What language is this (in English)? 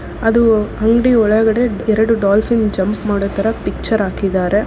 Kannada